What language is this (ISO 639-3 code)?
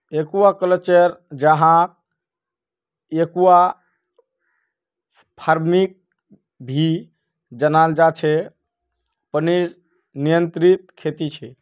mag